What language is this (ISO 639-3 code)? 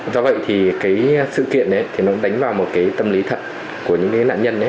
vie